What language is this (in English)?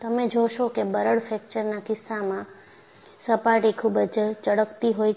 Gujarati